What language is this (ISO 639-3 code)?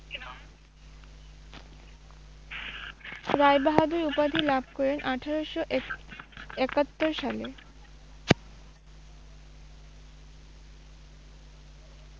ben